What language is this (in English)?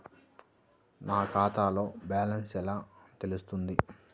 Telugu